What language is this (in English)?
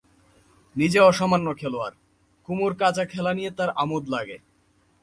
Bangla